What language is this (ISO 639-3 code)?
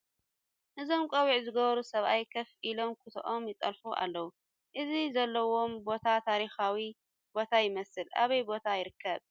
tir